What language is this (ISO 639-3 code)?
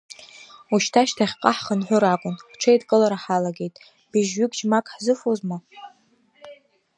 abk